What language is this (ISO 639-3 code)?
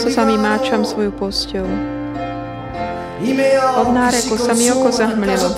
slk